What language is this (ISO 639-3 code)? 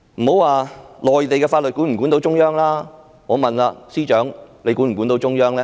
yue